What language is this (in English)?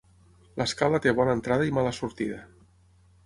Catalan